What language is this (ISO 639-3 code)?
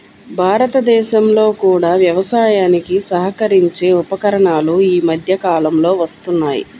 tel